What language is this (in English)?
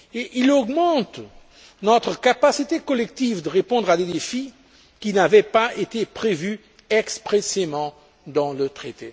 French